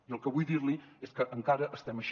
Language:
Catalan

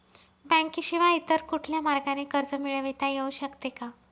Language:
Marathi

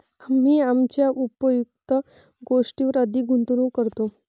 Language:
Marathi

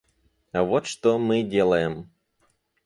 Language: Russian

